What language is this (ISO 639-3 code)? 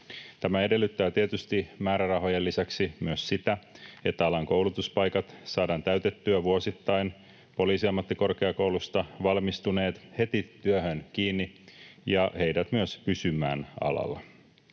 fin